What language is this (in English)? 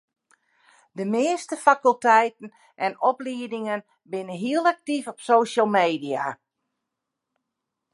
Western Frisian